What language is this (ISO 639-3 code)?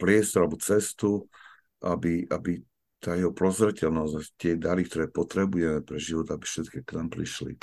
slk